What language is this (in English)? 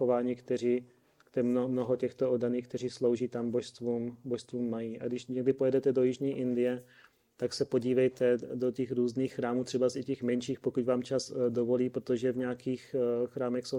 Czech